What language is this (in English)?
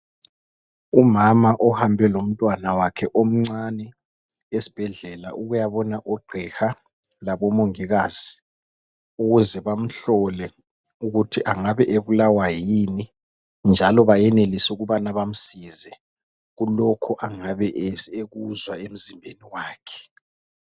North Ndebele